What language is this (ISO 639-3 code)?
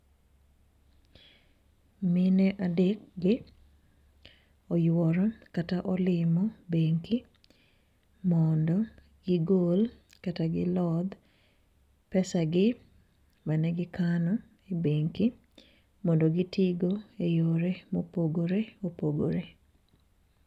luo